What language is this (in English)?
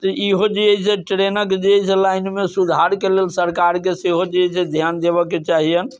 Maithili